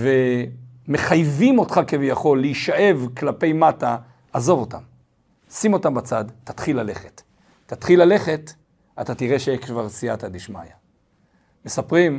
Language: Hebrew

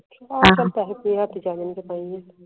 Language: Punjabi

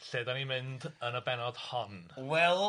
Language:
Welsh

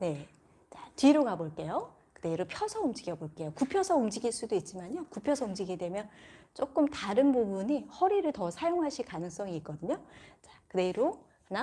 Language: Korean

